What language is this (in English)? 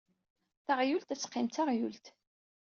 Kabyle